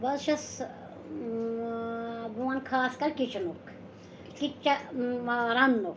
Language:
Kashmiri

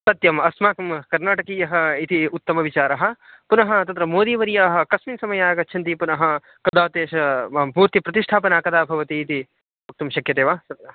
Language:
Sanskrit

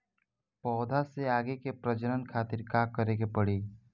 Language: Bhojpuri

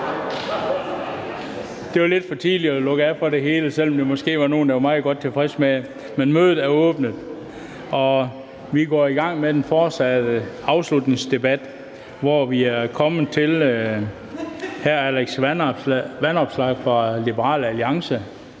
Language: Danish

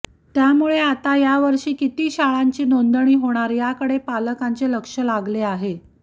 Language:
Marathi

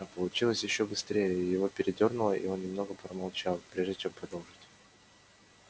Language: Russian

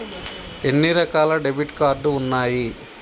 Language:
Telugu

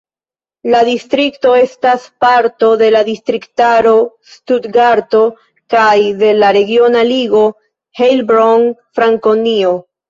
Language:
Esperanto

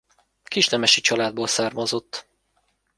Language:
Hungarian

